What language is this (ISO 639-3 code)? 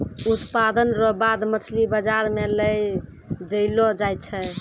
mai